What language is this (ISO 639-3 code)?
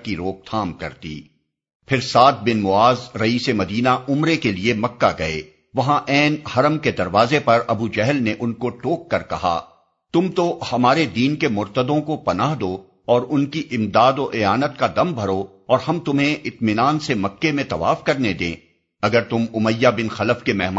urd